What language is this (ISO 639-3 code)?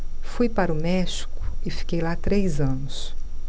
por